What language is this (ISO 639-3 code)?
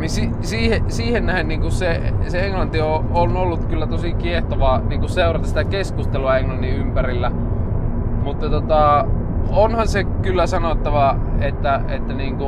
fin